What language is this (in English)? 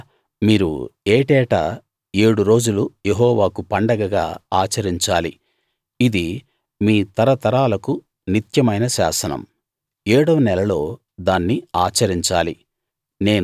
Telugu